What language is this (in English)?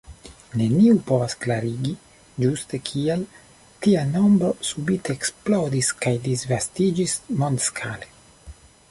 Esperanto